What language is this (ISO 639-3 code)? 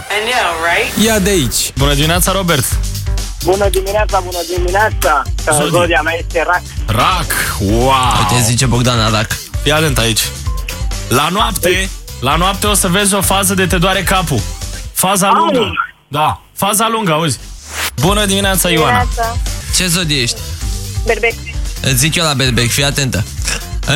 ron